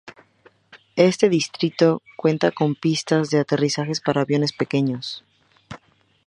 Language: Spanish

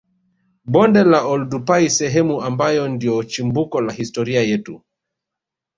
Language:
Swahili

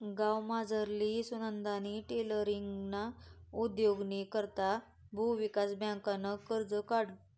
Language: Marathi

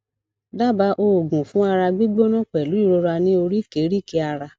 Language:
Yoruba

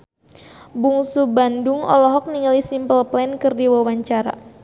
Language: Sundanese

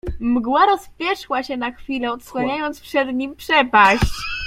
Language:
Polish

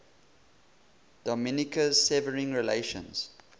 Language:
English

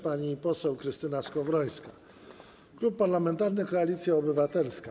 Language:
Polish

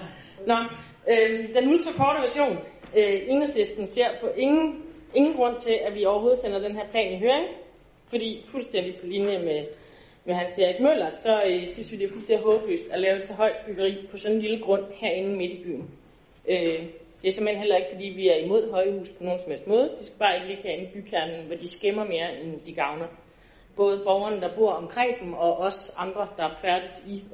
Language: Danish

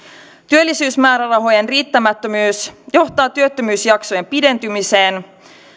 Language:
Finnish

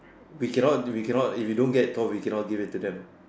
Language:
English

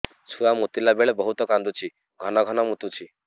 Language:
Odia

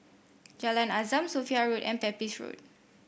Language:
English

